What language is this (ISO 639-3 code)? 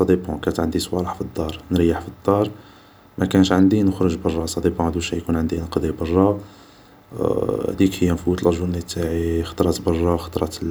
arq